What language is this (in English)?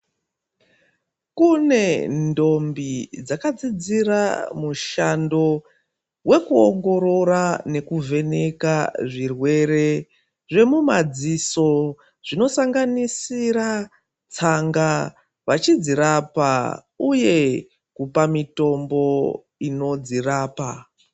Ndau